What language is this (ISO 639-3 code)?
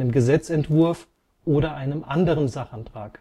deu